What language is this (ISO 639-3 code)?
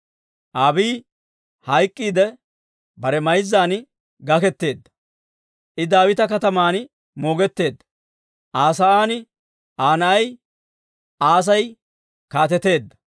dwr